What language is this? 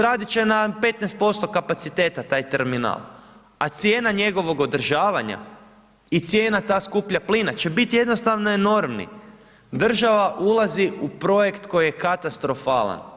Croatian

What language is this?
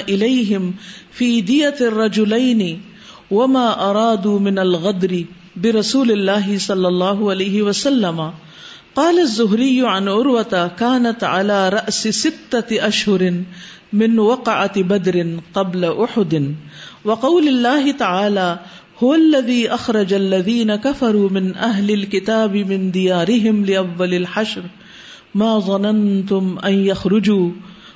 Urdu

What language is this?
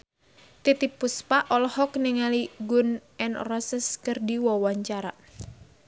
Sundanese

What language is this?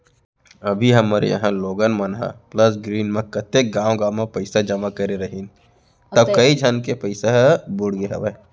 Chhattisgarhi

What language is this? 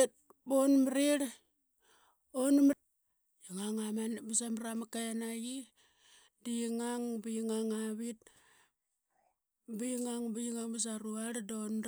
Qaqet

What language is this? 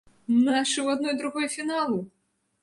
Belarusian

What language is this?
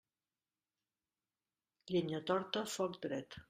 Catalan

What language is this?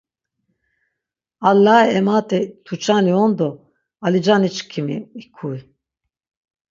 Laz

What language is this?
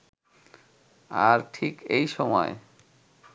Bangla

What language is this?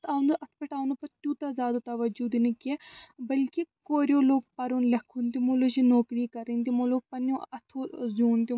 Kashmiri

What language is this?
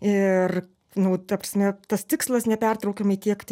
Lithuanian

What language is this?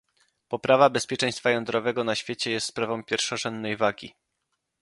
Polish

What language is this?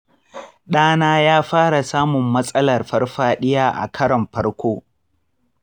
Hausa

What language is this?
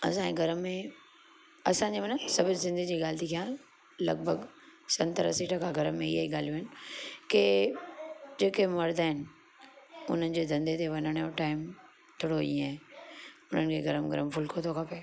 Sindhi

